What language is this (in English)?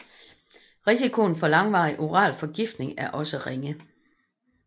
Danish